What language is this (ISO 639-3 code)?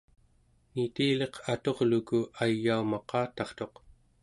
esu